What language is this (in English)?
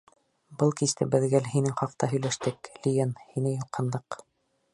Bashkir